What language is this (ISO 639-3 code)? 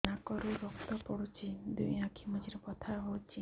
ori